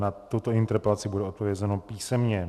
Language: Czech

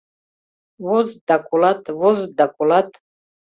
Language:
Mari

